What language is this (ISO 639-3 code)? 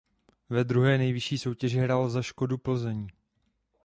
ces